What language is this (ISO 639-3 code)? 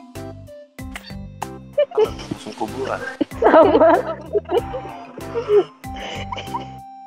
ind